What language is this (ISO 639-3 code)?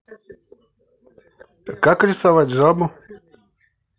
rus